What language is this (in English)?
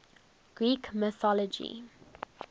English